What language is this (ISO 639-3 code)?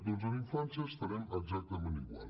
cat